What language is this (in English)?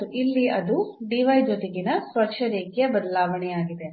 Kannada